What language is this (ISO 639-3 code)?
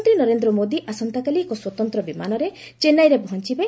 ori